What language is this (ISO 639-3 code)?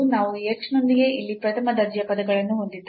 kan